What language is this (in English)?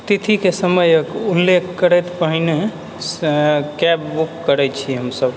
Maithili